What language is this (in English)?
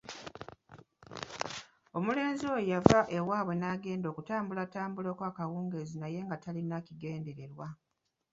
Ganda